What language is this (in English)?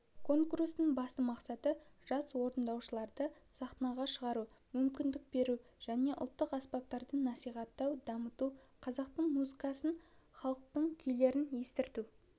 Kazakh